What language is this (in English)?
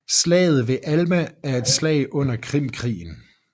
Danish